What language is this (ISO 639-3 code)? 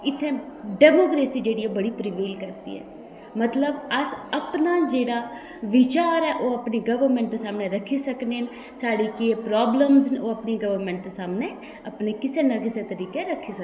doi